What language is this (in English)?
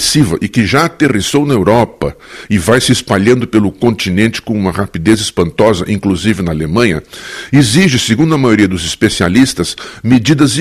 Portuguese